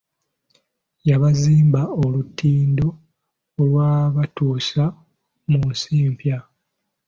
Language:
Ganda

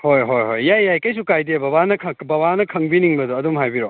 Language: Manipuri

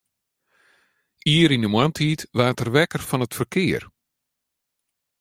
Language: Western Frisian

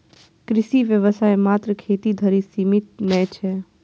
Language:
Maithili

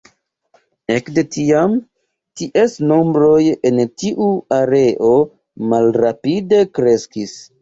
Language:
Esperanto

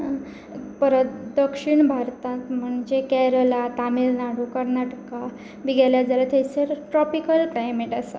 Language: Konkani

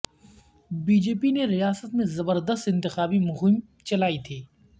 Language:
Urdu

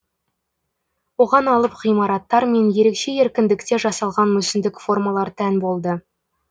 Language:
Kazakh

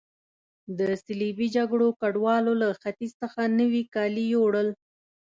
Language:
Pashto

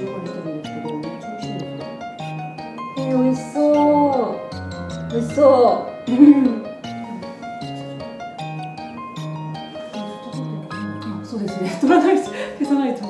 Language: Japanese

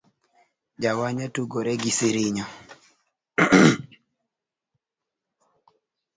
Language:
Luo (Kenya and Tanzania)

